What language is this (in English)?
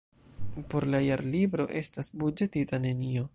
Esperanto